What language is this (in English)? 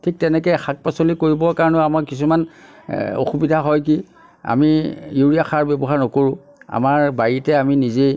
Assamese